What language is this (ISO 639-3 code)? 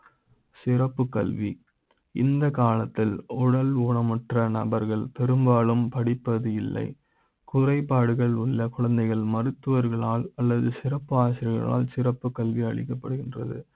tam